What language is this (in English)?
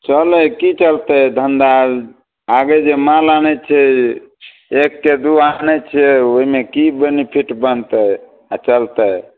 Maithili